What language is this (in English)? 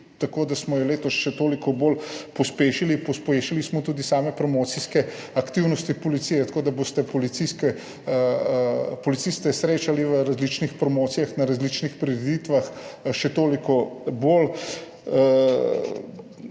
Slovenian